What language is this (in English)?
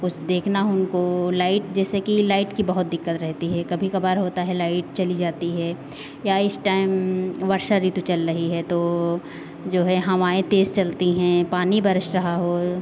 Hindi